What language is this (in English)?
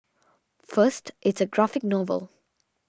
English